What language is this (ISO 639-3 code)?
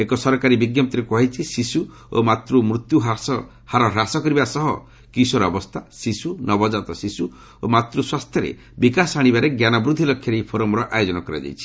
ori